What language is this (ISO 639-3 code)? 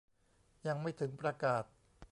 tha